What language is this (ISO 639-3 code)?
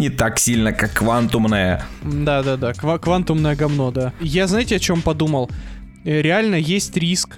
rus